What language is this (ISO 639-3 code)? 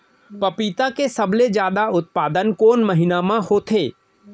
hne